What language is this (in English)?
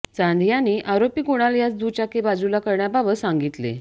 Marathi